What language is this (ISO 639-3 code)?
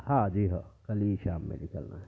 urd